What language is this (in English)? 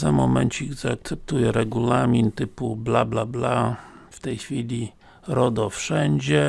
Polish